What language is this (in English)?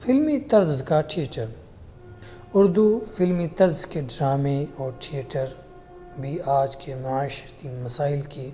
Urdu